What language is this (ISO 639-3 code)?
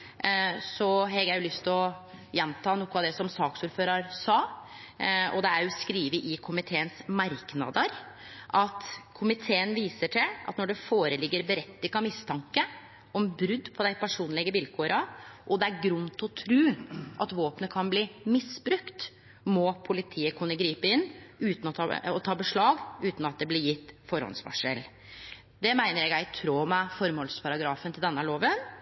nno